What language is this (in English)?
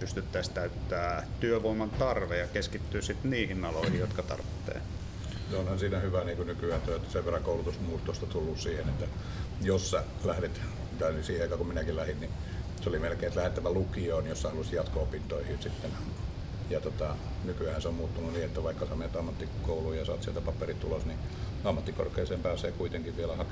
Finnish